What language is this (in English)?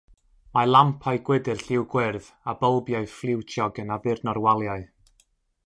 Welsh